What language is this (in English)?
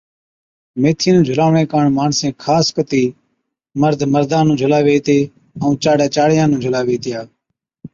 Od